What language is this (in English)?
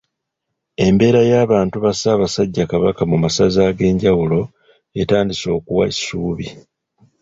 Ganda